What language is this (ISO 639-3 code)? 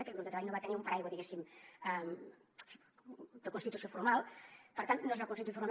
cat